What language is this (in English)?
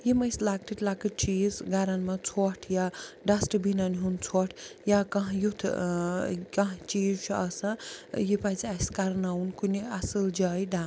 Kashmiri